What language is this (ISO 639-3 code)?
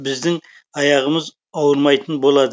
kaz